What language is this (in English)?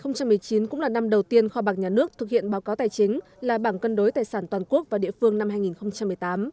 Vietnamese